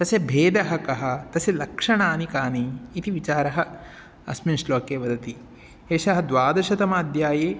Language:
Sanskrit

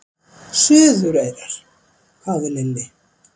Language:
Icelandic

